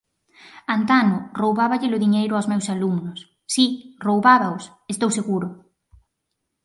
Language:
Galician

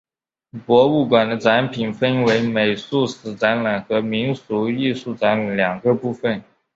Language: Chinese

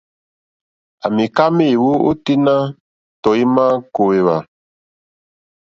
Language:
Mokpwe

